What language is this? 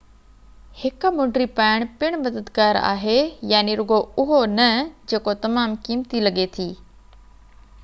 Sindhi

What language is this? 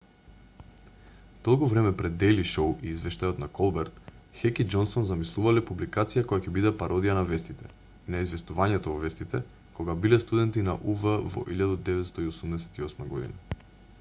Macedonian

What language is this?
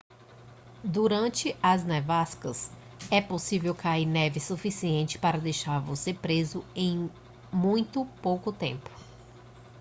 Portuguese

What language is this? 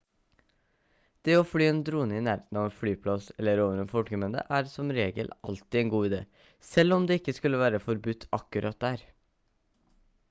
Norwegian Bokmål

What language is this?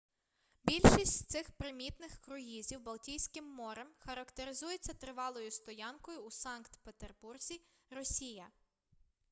Ukrainian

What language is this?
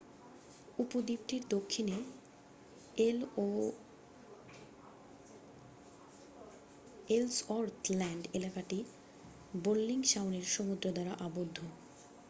Bangla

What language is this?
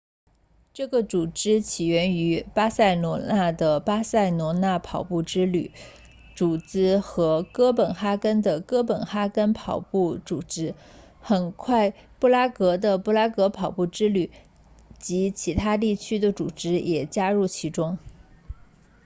Chinese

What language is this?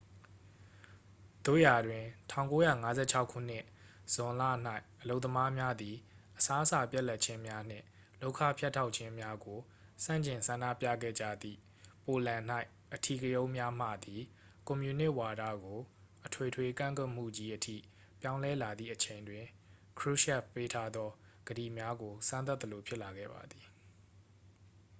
Burmese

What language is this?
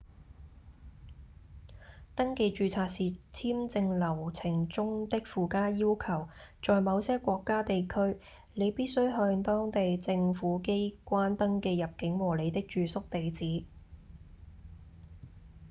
Cantonese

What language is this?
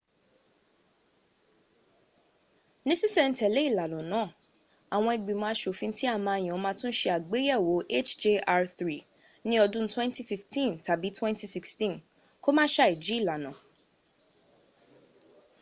Yoruba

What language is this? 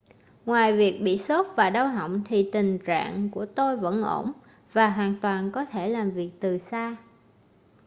Vietnamese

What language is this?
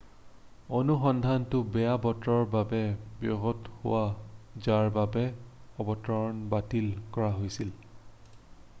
Assamese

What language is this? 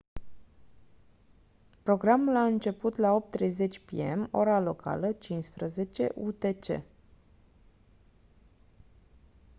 Romanian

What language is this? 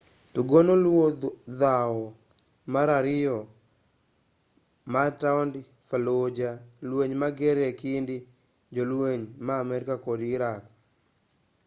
Luo (Kenya and Tanzania)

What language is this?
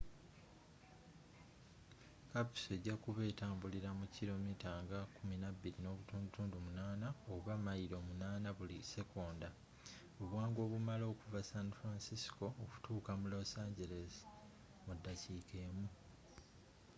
Ganda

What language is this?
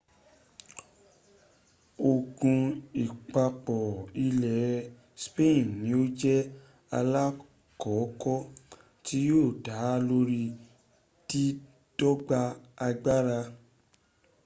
Yoruba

